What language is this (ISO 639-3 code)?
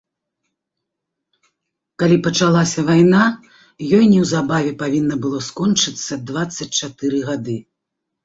bel